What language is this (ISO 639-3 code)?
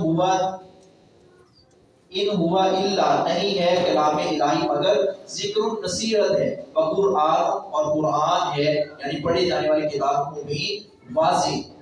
urd